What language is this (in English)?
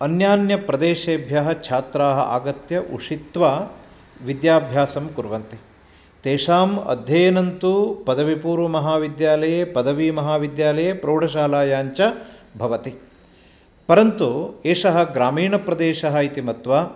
Sanskrit